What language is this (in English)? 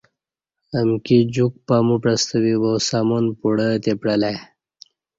Kati